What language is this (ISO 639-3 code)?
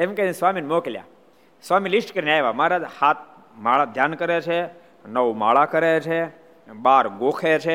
guj